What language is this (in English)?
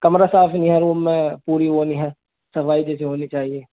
Urdu